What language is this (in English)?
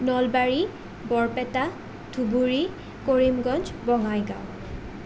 Assamese